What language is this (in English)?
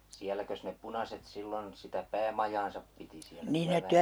Finnish